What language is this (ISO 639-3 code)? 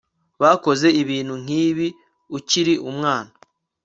kin